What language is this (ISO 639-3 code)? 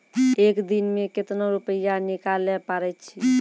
mai